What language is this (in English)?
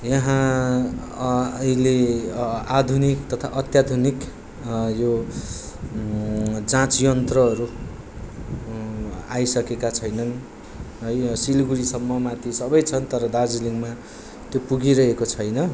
Nepali